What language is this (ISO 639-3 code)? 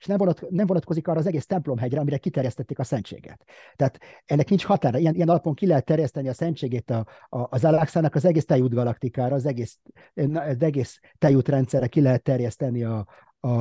hun